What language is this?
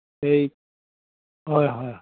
Assamese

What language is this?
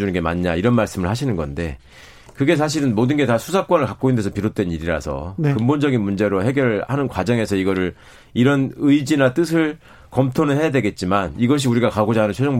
Korean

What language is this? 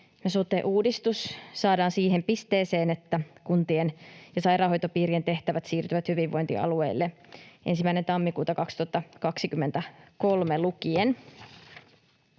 Finnish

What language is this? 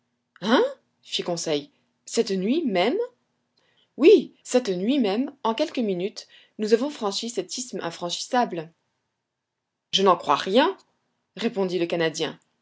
French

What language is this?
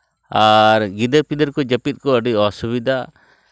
Santali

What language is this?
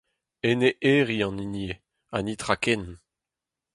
Breton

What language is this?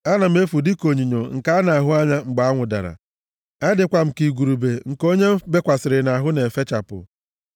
Igbo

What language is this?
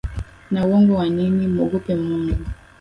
Swahili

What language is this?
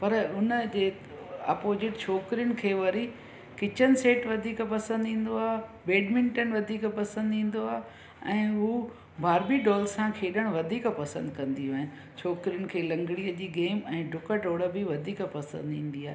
Sindhi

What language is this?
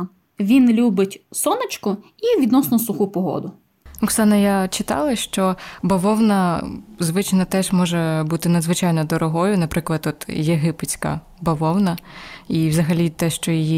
Ukrainian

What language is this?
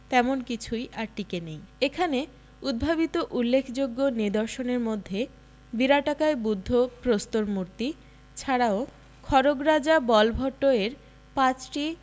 Bangla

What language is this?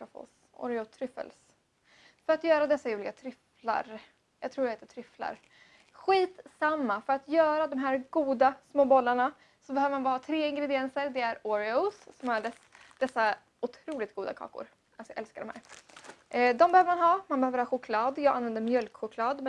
Swedish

